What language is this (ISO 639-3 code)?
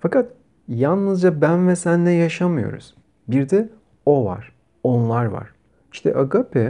tur